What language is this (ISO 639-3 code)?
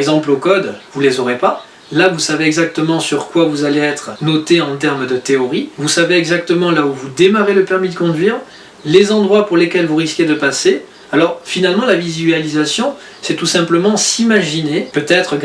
fra